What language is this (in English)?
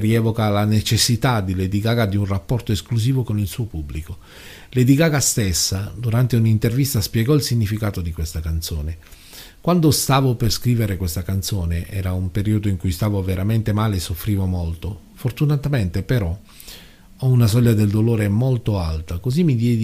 Italian